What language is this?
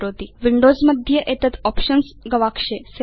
Sanskrit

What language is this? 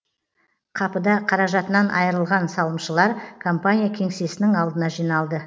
Kazakh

